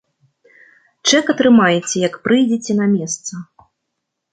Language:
Belarusian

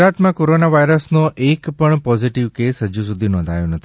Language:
Gujarati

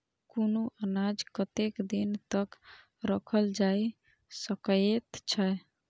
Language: Maithili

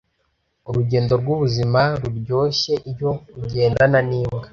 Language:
Kinyarwanda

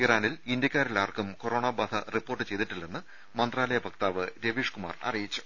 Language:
Malayalam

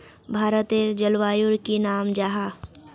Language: Magahi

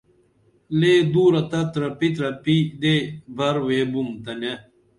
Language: Dameli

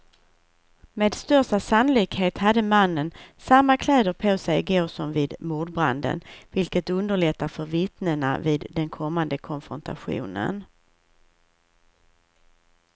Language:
Swedish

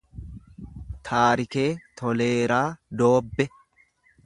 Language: Oromo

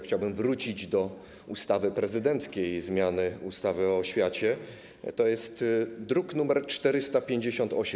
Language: Polish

